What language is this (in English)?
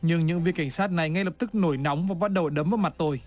Vietnamese